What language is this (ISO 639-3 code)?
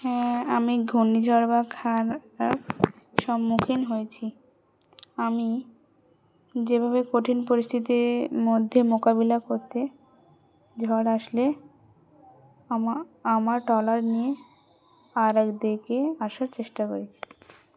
ben